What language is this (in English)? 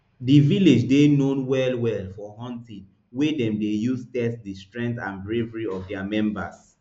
Nigerian Pidgin